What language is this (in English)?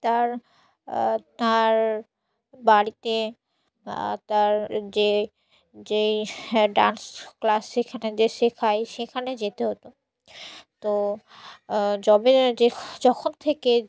Bangla